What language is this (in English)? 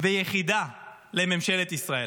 Hebrew